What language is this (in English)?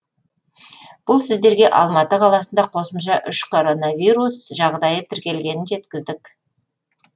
Kazakh